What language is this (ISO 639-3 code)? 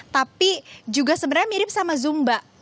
ind